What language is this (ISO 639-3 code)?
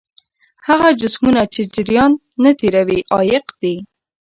pus